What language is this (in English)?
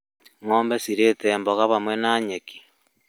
Kikuyu